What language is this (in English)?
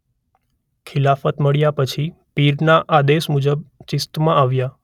Gujarati